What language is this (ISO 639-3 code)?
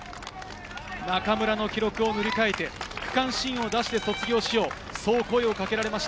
jpn